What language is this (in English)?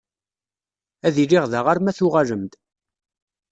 Kabyle